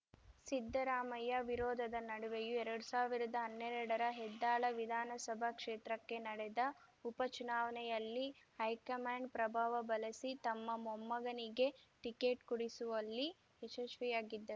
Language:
Kannada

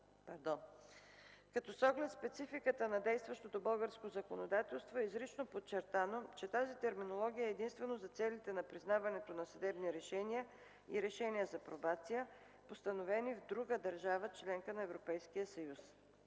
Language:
Bulgarian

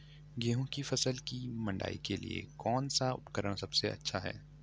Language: Hindi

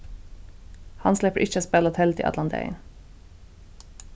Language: Faroese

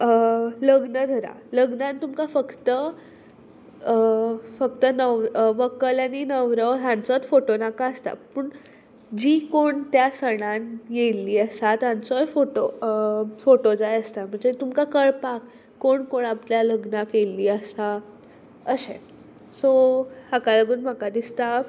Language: Konkani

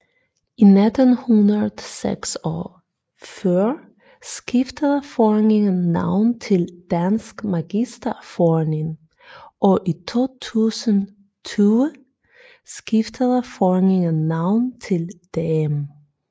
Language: Danish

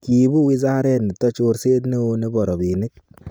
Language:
Kalenjin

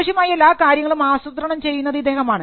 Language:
Malayalam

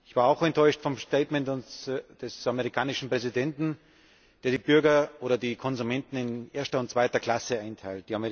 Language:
German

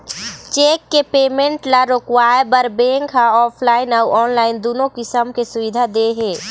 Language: Chhattisgarhi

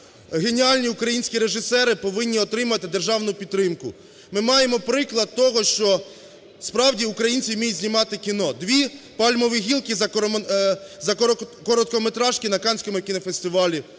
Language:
Ukrainian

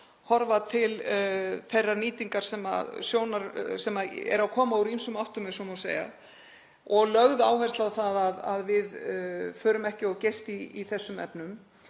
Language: Icelandic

